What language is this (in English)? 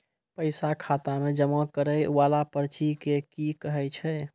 Maithili